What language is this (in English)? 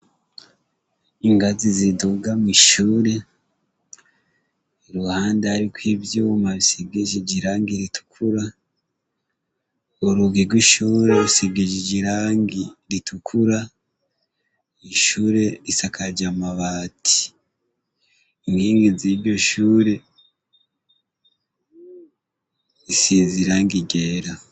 Rundi